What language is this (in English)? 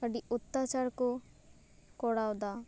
Santali